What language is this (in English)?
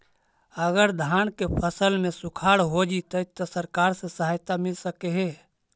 Magahi